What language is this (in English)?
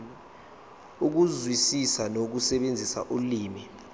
Zulu